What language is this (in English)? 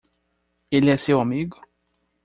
Portuguese